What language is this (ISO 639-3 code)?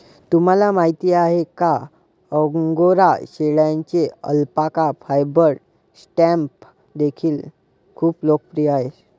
mar